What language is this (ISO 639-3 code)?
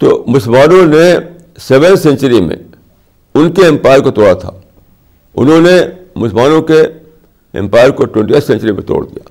urd